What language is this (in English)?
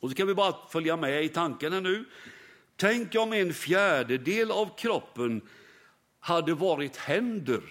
Swedish